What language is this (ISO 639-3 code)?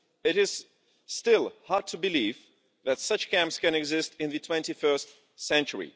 eng